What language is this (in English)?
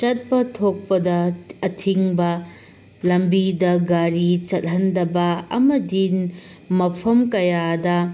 Manipuri